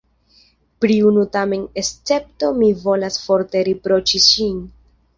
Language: Esperanto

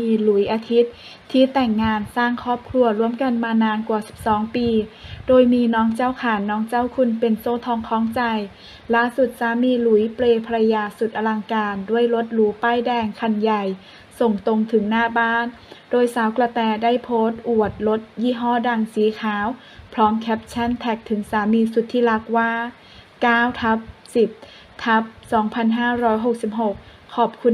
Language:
Thai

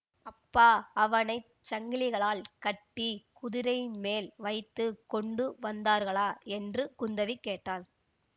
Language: Tamil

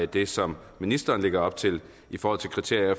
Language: Danish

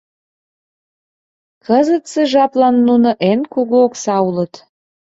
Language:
Mari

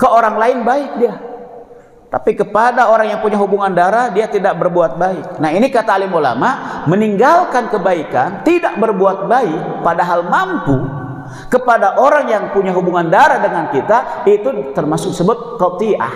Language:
Indonesian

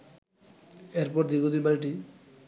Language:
Bangla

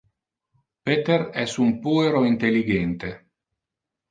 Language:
Interlingua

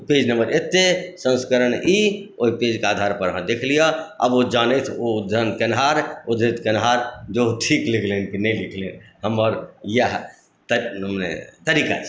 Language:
Maithili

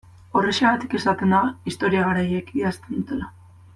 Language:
Basque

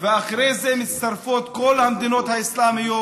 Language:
Hebrew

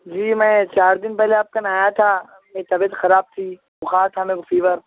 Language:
Urdu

